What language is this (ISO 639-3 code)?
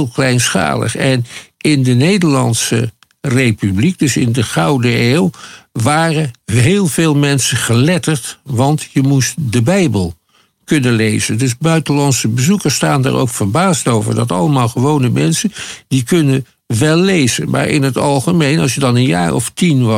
nld